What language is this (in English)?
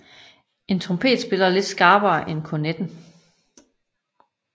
Danish